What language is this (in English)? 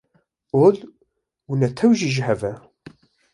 Kurdish